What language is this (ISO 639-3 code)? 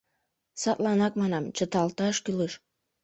chm